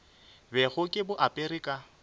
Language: Northern Sotho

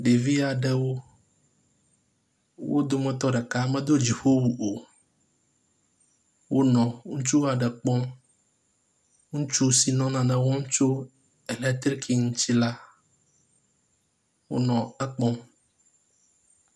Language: Ewe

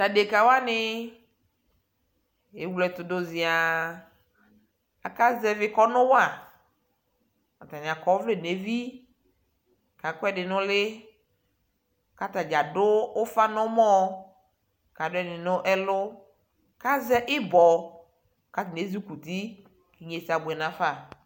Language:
Ikposo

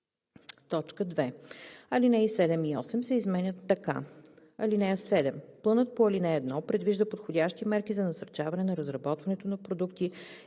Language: Bulgarian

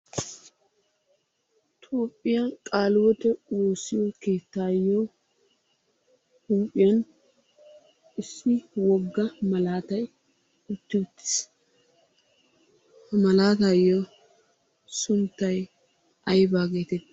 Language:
Wolaytta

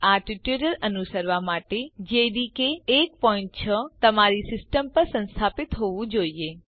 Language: Gujarati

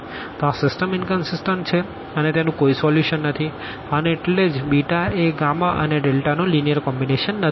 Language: Gujarati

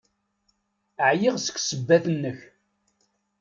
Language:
Kabyle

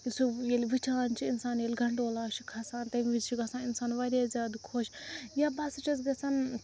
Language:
Kashmiri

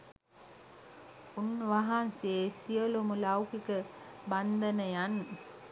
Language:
Sinhala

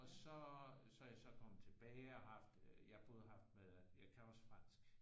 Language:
Danish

